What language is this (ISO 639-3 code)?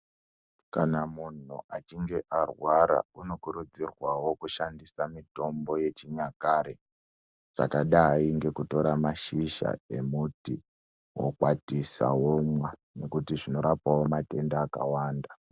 ndc